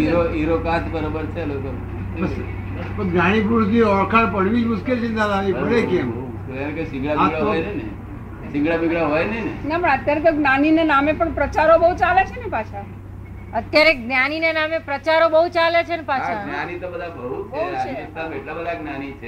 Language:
Gujarati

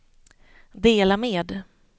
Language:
Swedish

